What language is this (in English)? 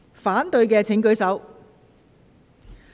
Cantonese